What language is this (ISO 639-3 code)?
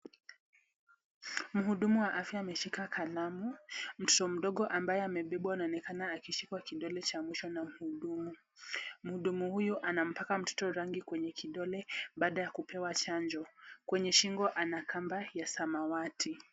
swa